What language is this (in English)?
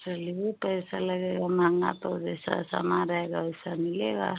Hindi